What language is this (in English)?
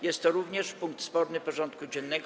Polish